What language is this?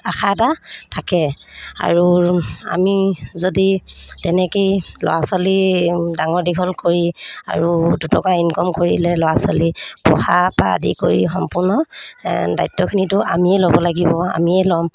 Assamese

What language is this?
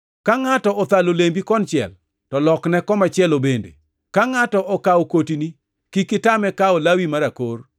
Luo (Kenya and Tanzania)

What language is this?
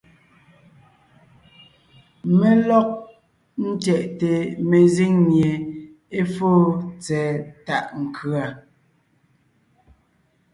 Ngiemboon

